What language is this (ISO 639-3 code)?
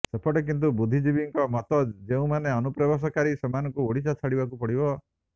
ori